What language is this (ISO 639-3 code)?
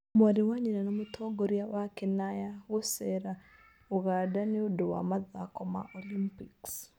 kik